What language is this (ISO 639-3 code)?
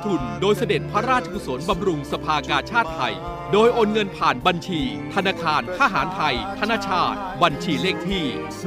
tha